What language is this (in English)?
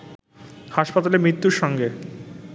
Bangla